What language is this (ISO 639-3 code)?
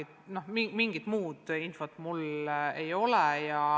est